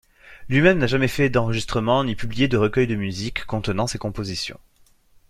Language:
French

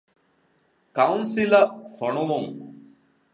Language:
Divehi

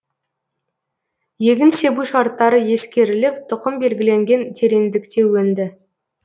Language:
Kazakh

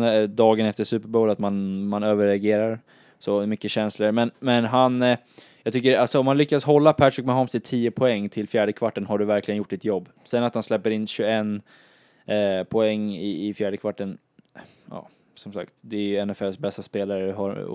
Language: Swedish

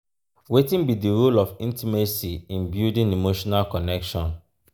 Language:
Nigerian Pidgin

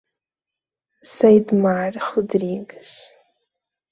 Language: Portuguese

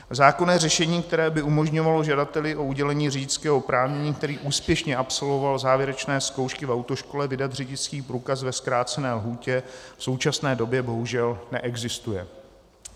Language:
Czech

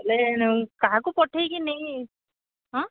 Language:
Odia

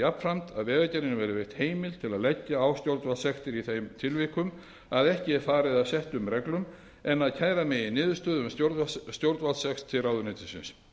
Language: Icelandic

